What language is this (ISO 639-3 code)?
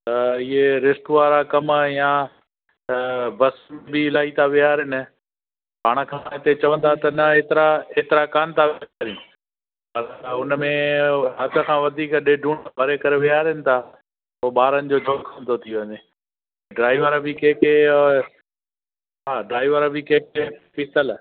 snd